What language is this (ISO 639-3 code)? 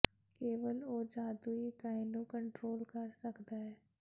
pan